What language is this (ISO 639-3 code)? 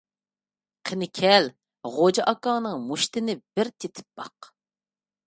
uig